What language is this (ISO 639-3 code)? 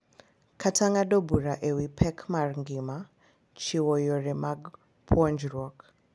luo